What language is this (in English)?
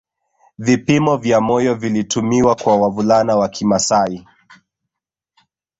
Swahili